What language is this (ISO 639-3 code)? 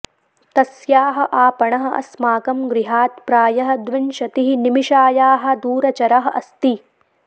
san